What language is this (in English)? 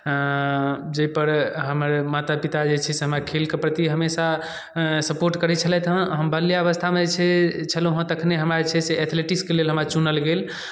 Maithili